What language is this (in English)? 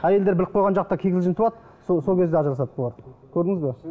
Kazakh